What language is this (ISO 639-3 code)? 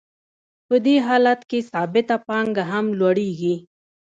pus